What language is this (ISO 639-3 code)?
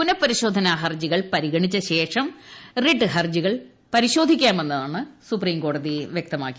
mal